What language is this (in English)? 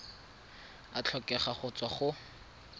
Tswana